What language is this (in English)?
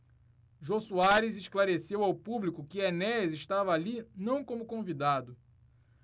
Portuguese